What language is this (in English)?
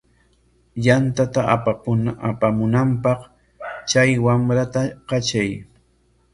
Corongo Ancash Quechua